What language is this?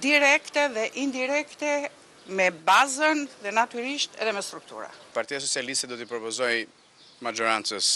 Romanian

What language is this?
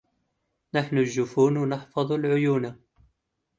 Arabic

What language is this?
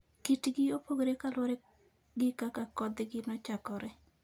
Luo (Kenya and Tanzania)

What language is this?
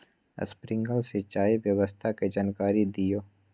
Magahi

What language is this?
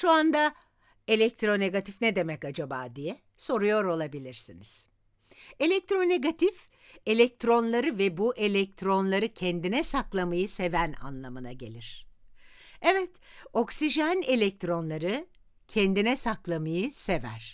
Turkish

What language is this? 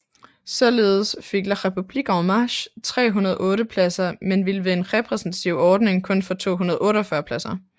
Danish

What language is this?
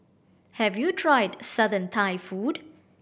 English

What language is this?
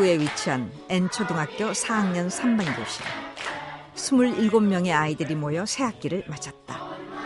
Korean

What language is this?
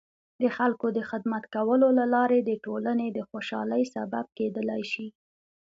Pashto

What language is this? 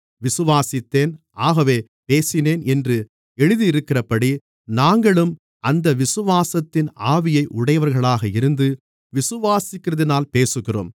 Tamil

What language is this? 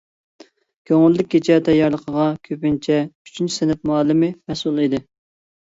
Uyghur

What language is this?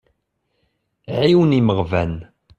Kabyle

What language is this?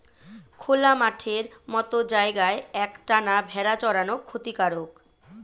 Bangla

